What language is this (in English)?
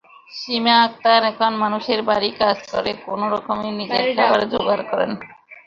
Bangla